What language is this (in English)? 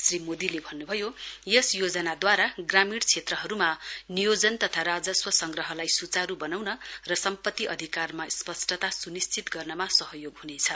Nepali